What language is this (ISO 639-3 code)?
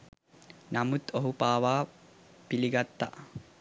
sin